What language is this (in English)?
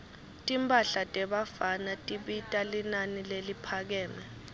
Swati